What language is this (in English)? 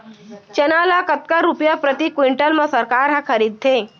Chhattisgarhi